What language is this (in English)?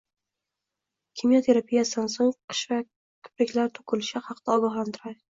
Uzbek